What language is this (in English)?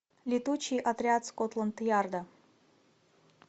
Russian